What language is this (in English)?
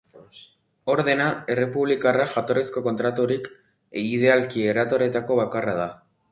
Basque